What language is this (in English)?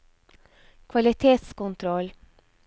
Norwegian